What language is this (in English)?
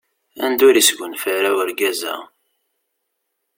Kabyle